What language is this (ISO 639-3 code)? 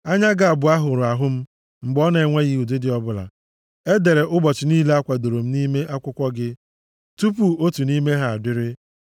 ibo